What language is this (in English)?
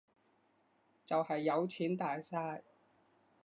Cantonese